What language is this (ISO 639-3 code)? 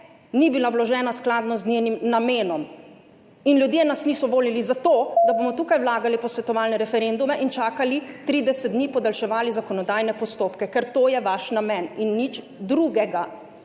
slv